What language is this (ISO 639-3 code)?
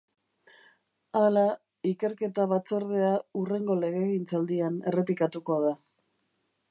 eus